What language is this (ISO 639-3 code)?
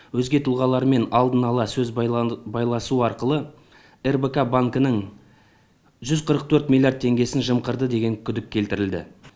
kaz